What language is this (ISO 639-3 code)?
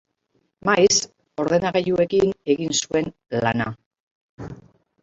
eus